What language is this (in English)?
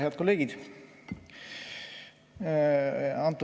Estonian